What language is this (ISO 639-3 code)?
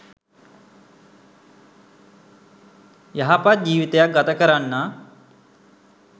sin